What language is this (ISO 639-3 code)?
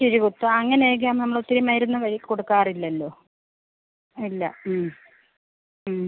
mal